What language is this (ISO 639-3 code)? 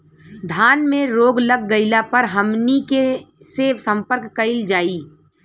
bho